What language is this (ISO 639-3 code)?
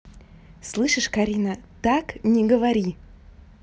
rus